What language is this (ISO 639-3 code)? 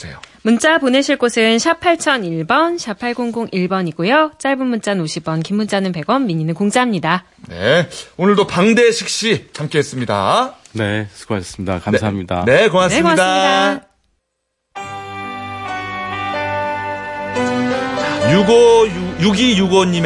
kor